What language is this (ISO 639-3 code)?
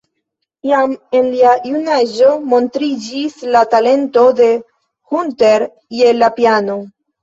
epo